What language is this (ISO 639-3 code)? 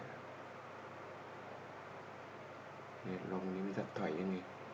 tha